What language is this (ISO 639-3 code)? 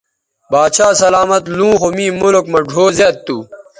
btv